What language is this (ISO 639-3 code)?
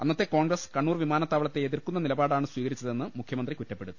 mal